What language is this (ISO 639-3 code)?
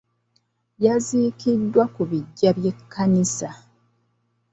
lug